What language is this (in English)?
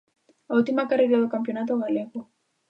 Galician